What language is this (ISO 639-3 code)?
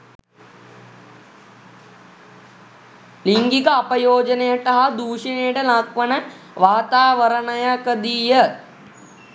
sin